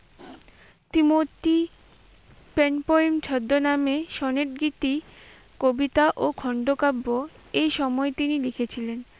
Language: Bangla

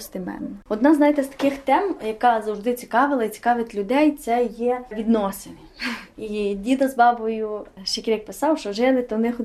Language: Ukrainian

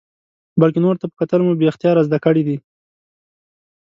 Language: Pashto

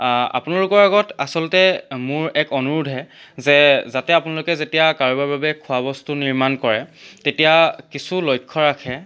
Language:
Assamese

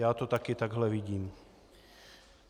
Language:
Czech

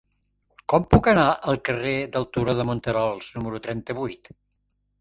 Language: Catalan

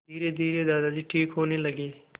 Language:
Hindi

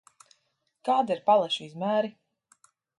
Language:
Latvian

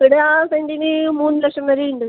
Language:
Malayalam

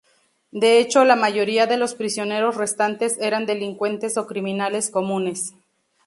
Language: Spanish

